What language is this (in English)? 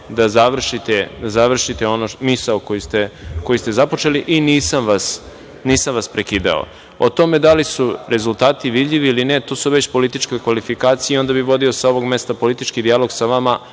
Serbian